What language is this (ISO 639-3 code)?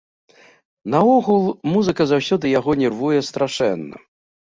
bel